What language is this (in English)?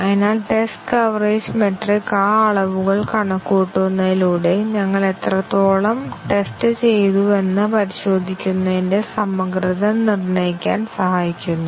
Malayalam